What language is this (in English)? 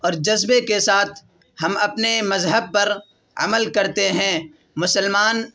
Urdu